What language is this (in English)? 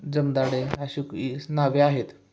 Marathi